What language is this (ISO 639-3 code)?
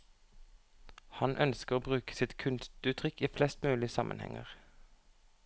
nor